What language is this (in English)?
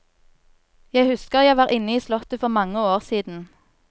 Norwegian